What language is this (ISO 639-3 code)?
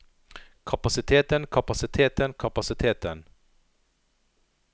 nor